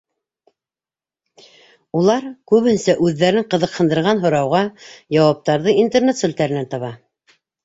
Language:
Bashkir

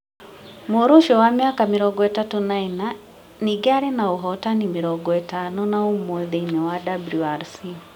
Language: Kikuyu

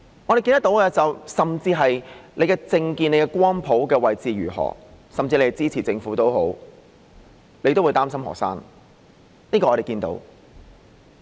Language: Cantonese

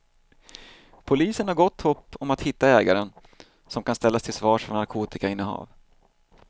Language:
Swedish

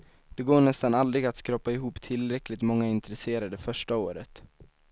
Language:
Swedish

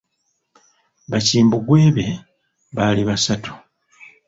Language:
Ganda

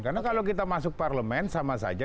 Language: Indonesian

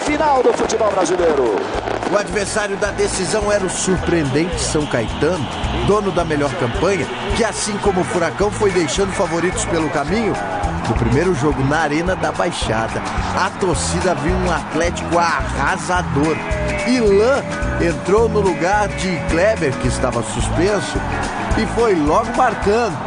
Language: Portuguese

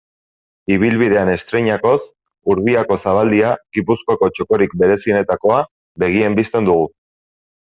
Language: Basque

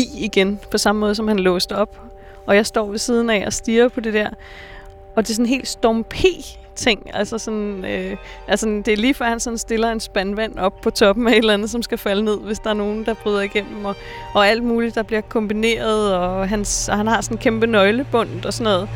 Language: Danish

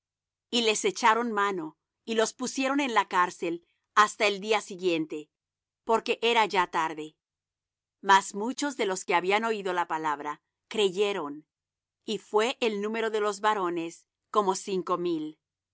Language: Spanish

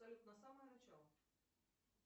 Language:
Russian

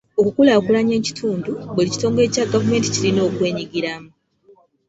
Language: Ganda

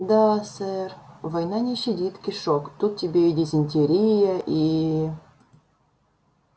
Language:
Russian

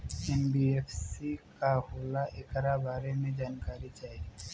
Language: Bhojpuri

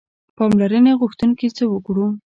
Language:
Pashto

